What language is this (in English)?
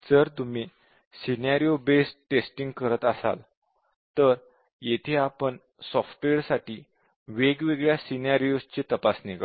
Marathi